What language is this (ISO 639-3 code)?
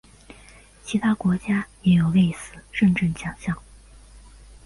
zho